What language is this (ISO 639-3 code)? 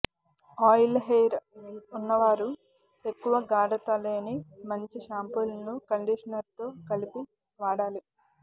tel